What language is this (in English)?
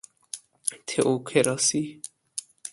Persian